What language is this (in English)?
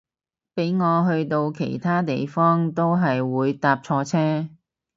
Cantonese